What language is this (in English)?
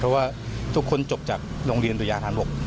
Thai